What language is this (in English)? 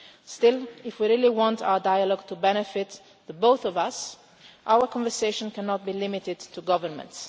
English